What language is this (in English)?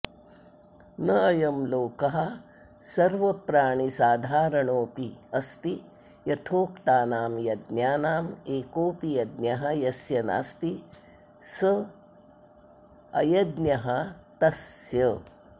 Sanskrit